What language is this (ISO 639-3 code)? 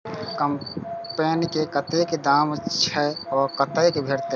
mai